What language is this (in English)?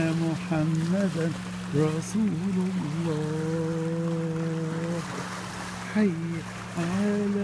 Arabic